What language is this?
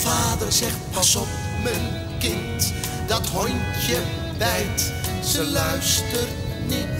Dutch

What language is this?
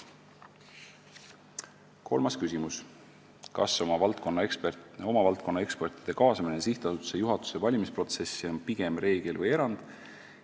Estonian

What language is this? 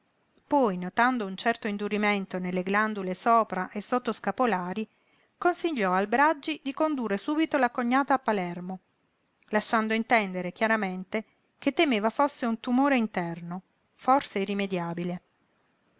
Italian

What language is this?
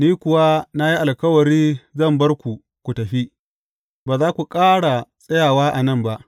Hausa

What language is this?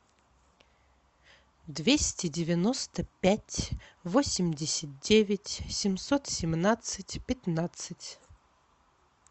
Russian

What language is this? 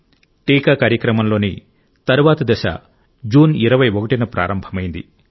Telugu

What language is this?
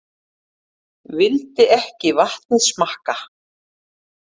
Icelandic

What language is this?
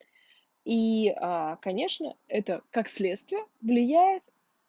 Russian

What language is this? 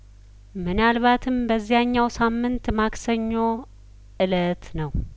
Amharic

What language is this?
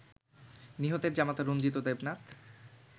Bangla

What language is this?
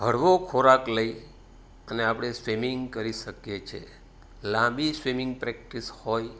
Gujarati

